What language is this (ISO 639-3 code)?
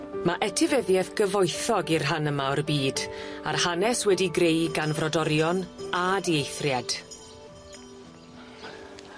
cym